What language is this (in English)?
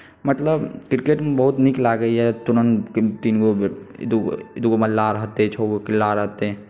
Maithili